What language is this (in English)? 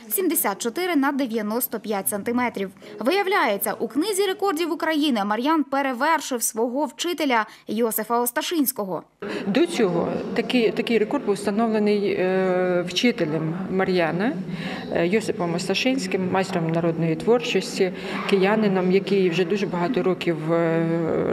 Ukrainian